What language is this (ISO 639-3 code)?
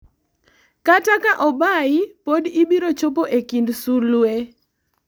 luo